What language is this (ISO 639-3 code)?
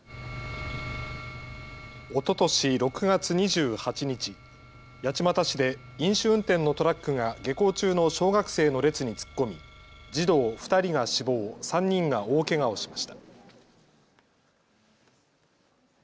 jpn